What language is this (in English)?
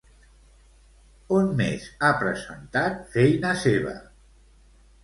Catalan